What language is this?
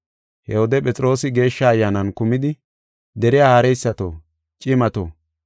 Gofa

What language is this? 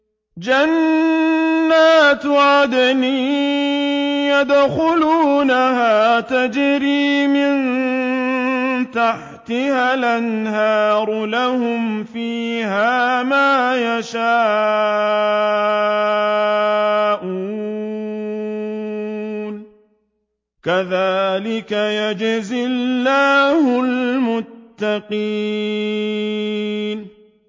Arabic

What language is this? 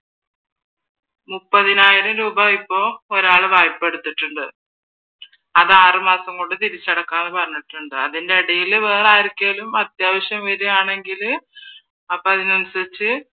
Malayalam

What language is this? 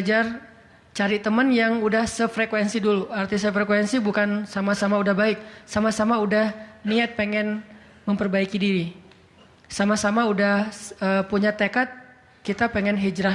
Indonesian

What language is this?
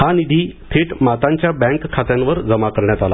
Marathi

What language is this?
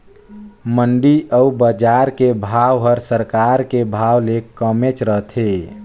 Chhattisgarhi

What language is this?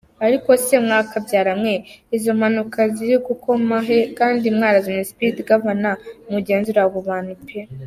Kinyarwanda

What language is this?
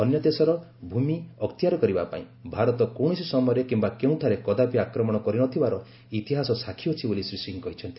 Odia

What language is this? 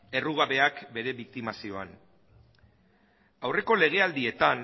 Basque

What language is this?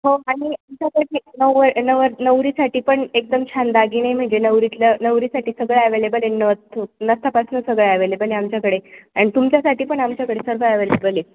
Marathi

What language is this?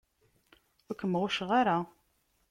Kabyle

